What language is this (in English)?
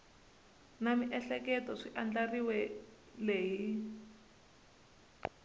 Tsonga